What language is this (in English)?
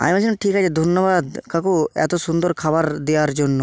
Bangla